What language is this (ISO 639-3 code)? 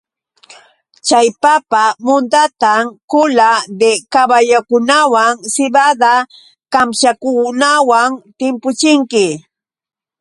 qux